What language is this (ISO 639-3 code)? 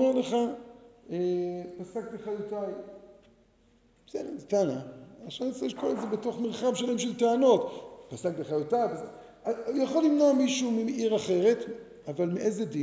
heb